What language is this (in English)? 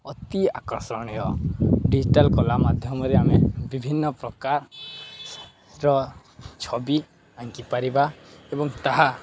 Odia